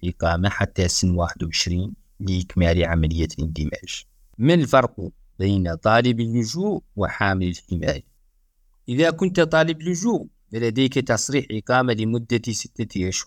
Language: Arabic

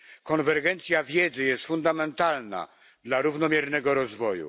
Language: Polish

